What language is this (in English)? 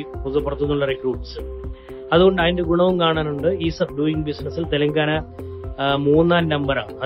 Malayalam